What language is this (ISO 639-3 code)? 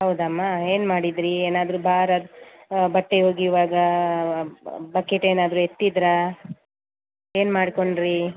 kan